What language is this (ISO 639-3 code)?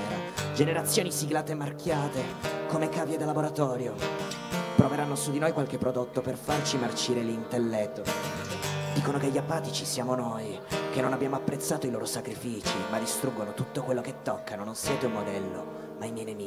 ita